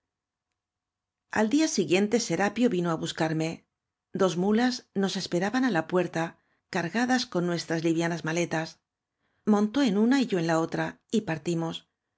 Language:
Spanish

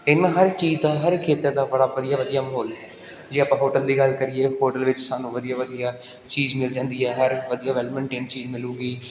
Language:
Punjabi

